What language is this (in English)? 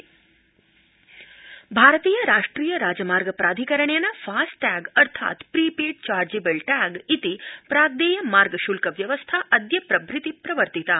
Sanskrit